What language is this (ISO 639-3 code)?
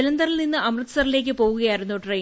mal